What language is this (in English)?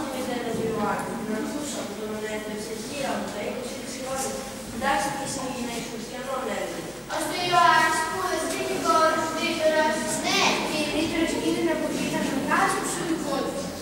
Greek